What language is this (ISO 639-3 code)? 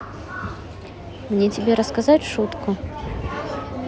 rus